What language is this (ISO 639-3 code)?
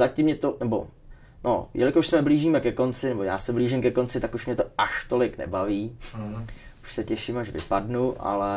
ces